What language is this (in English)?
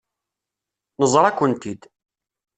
Kabyle